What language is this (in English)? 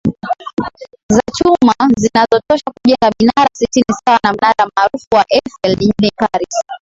Swahili